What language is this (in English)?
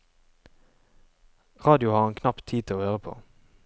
Norwegian